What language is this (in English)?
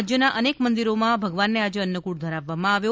Gujarati